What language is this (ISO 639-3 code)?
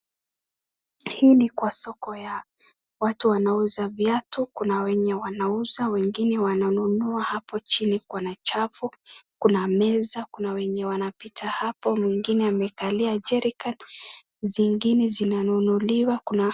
swa